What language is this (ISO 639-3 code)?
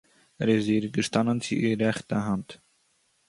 yid